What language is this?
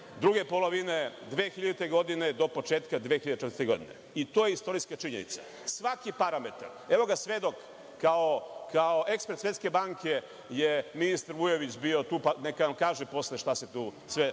Serbian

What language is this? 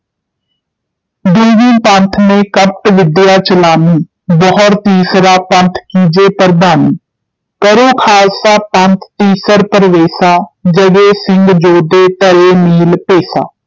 Punjabi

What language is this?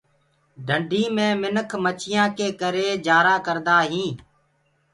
Gurgula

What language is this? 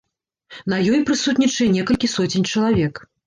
Belarusian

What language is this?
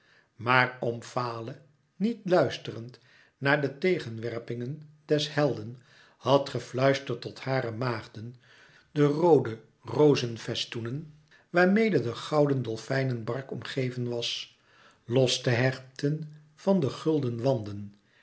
Dutch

